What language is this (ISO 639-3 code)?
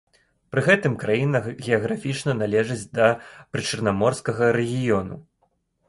bel